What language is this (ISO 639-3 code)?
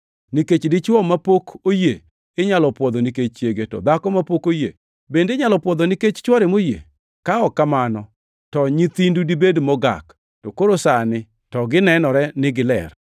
luo